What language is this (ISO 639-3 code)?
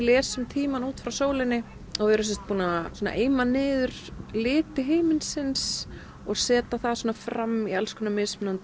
isl